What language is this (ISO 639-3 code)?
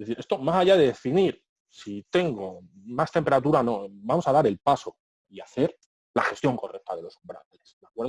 spa